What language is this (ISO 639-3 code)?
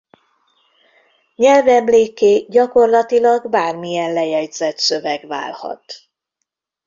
hun